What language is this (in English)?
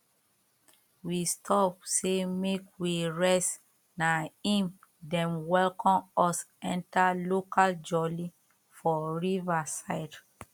Nigerian Pidgin